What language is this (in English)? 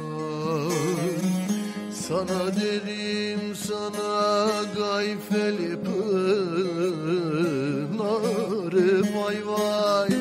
Arabic